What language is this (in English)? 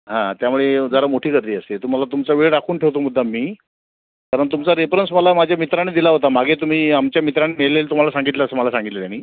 Marathi